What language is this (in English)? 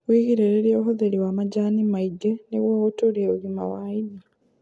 Kikuyu